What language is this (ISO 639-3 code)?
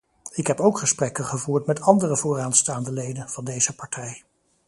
nld